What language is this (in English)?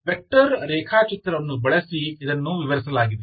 Kannada